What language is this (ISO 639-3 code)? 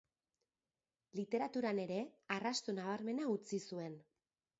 eus